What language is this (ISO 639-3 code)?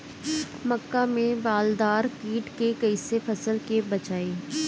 bho